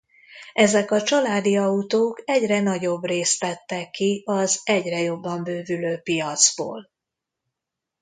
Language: Hungarian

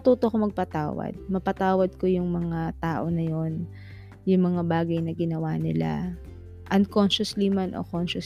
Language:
Filipino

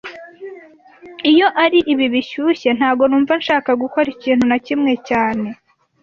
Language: Kinyarwanda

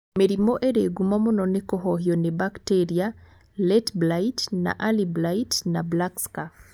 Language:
Kikuyu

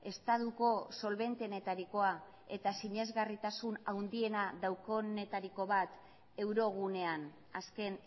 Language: Basque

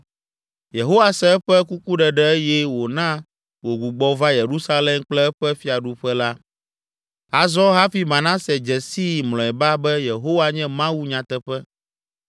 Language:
Ewe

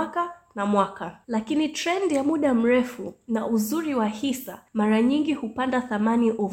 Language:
Swahili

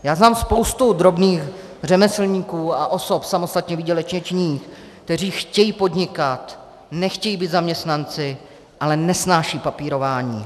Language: Czech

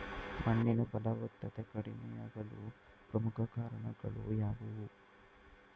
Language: Kannada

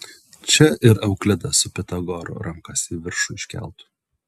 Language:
Lithuanian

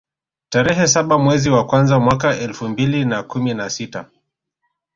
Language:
Swahili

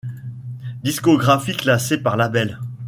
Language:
French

